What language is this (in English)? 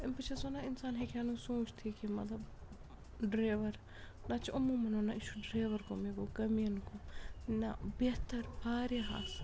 Kashmiri